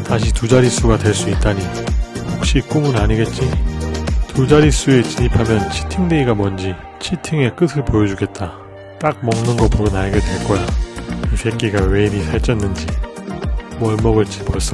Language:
Korean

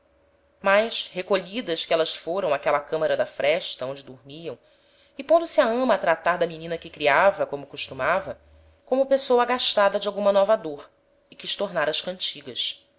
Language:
Portuguese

